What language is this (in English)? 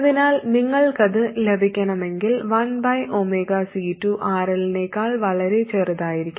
Malayalam